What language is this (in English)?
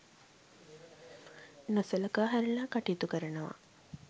Sinhala